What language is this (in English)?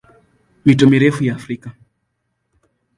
Swahili